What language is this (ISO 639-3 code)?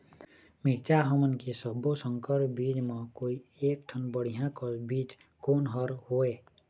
hne